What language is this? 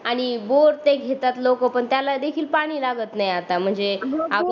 Marathi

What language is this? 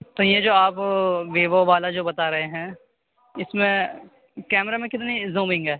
Urdu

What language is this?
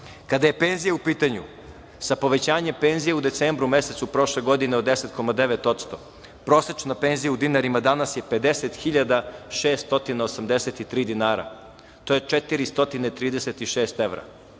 Serbian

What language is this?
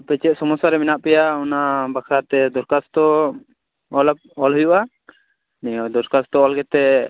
Santali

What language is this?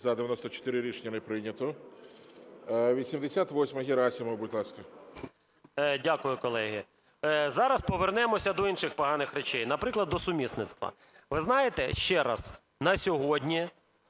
Ukrainian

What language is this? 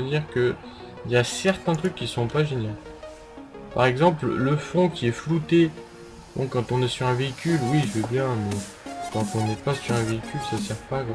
French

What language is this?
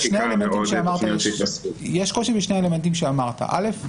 Hebrew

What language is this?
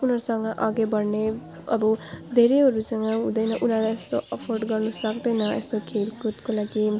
Nepali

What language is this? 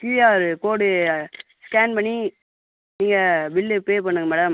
Tamil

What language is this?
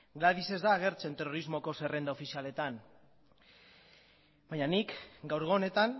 Basque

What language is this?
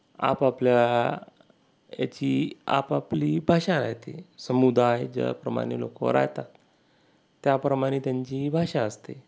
Marathi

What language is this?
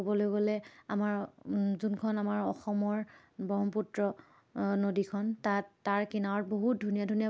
Assamese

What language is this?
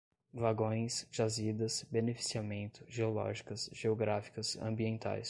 Portuguese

